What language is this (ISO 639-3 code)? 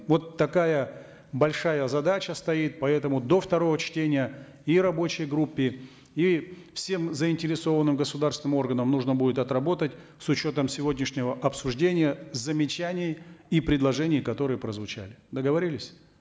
kaz